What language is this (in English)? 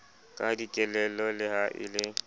Southern Sotho